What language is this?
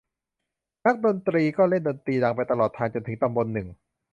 Thai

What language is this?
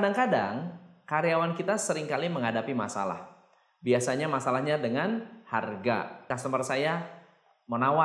Indonesian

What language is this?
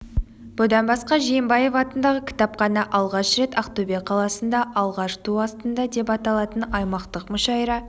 Kazakh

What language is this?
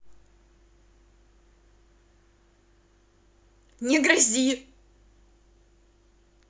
Russian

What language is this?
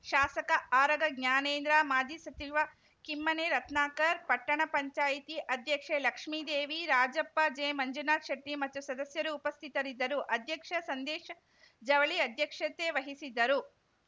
Kannada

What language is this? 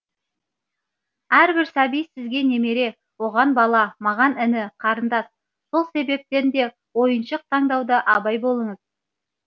Kazakh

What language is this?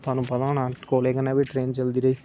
Dogri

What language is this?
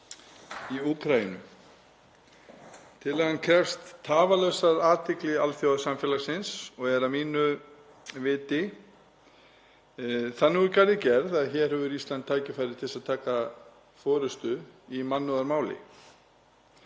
Icelandic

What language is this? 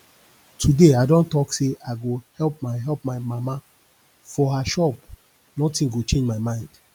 Nigerian Pidgin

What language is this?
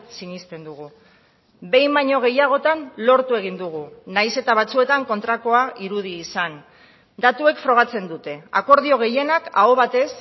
Basque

